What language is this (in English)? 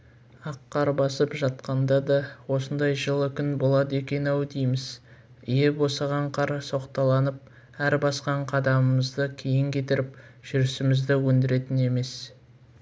Kazakh